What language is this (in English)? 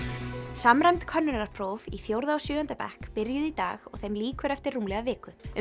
Icelandic